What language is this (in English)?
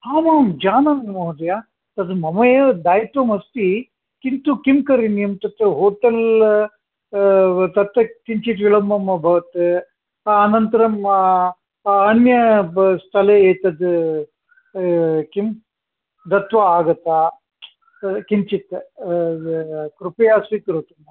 Sanskrit